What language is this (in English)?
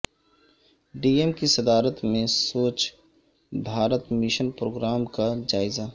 Urdu